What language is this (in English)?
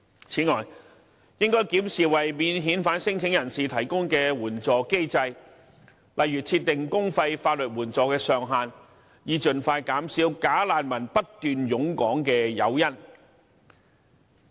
Cantonese